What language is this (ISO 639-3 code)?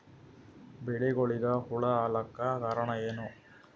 kan